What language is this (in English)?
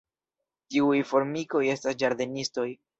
Esperanto